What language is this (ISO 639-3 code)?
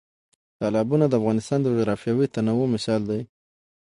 pus